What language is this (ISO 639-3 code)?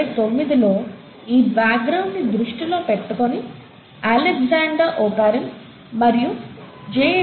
tel